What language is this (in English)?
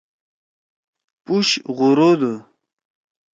Torwali